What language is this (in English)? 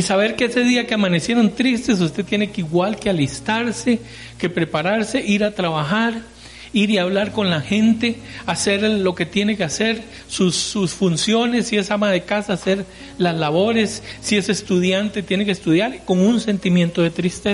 Spanish